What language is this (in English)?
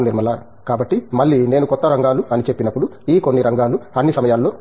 Telugu